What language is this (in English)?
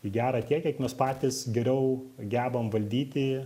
Lithuanian